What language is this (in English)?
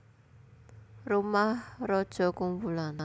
Javanese